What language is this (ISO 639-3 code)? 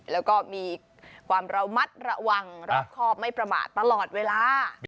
tha